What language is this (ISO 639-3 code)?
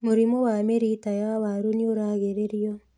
kik